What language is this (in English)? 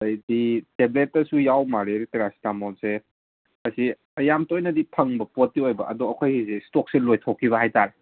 Manipuri